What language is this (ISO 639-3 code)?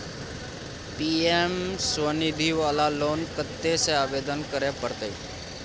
mai